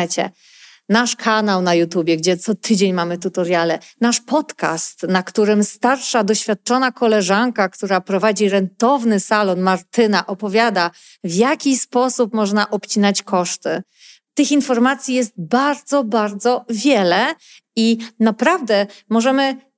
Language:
Polish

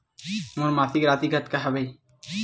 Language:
Chhattisgarhi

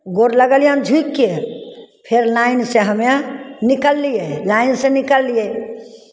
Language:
Maithili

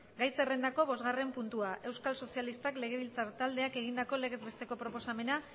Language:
Basque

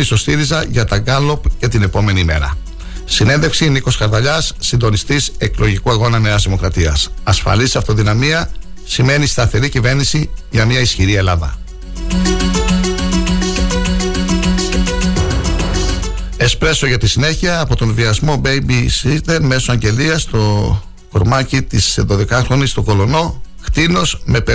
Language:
Greek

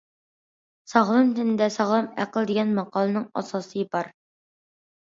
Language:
Uyghur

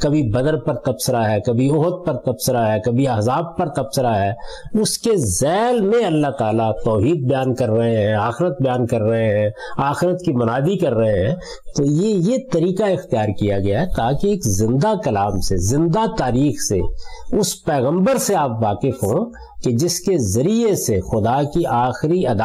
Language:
Urdu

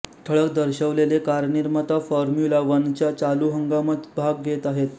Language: Marathi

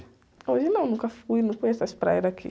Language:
Portuguese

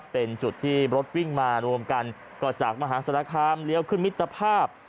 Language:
Thai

